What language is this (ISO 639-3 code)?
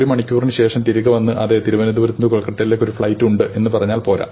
mal